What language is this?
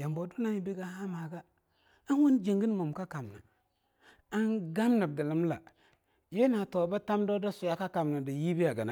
Longuda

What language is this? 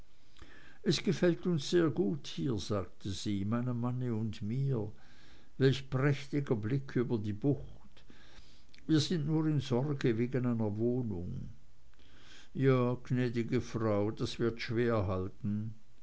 German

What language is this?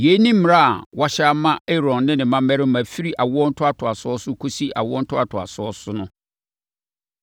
Akan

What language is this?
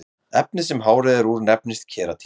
Icelandic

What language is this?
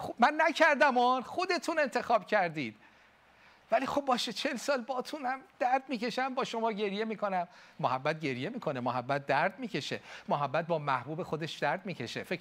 Persian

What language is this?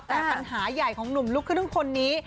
Thai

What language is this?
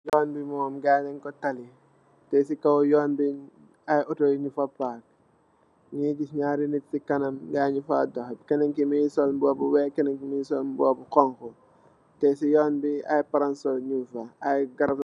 Wolof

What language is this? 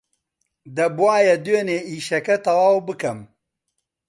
Central Kurdish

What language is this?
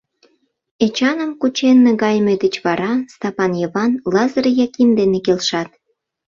Mari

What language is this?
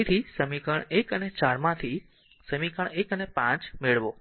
Gujarati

